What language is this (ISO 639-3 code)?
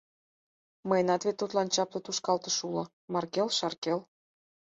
chm